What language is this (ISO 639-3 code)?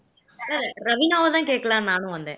tam